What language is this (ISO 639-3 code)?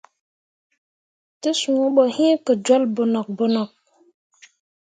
mua